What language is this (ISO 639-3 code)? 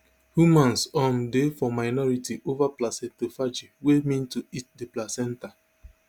pcm